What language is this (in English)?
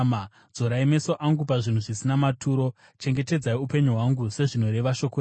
Shona